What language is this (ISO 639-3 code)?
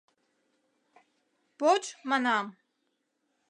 chm